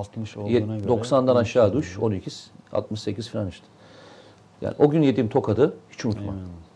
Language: Turkish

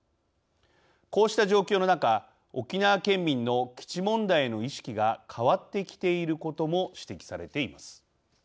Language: Japanese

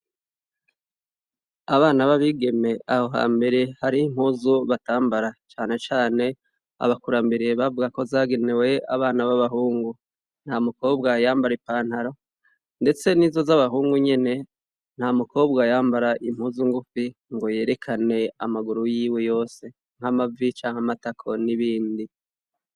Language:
Rundi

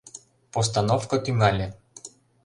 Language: Mari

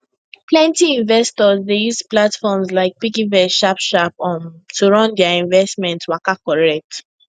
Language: Nigerian Pidgin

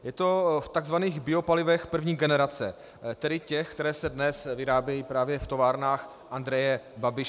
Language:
Czech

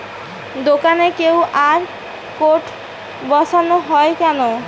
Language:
Bangla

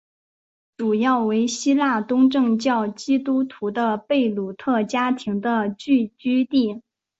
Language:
Chinese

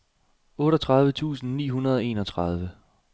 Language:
Danish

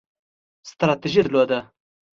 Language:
Pashto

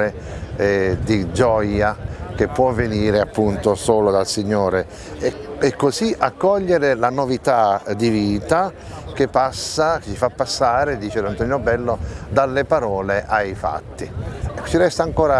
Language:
Italian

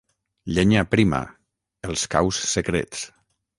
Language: Catalan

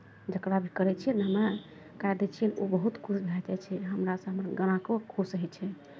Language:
Maithili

